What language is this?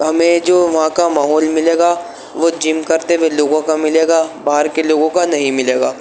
Urdu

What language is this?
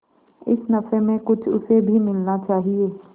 Hindi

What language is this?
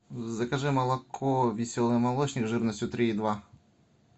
Russian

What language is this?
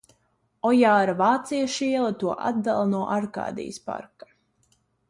Latvian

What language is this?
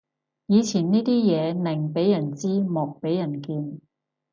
Cantonese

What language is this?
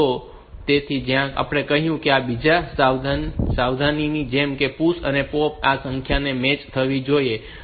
Gujarati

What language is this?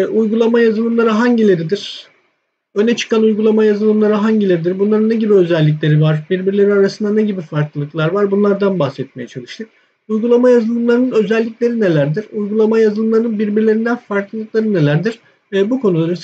Turkish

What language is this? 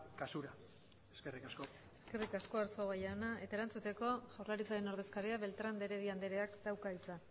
Basque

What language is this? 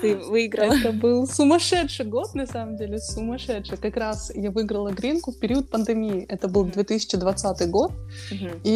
Russian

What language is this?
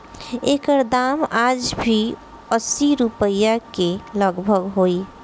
Bhojpuri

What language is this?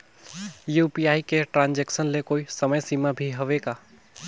Chhattisgarhi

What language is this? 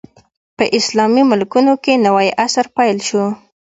Pashto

